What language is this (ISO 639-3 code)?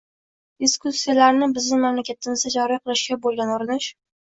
uzb